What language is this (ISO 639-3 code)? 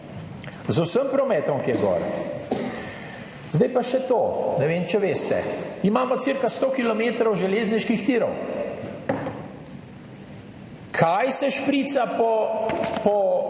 slv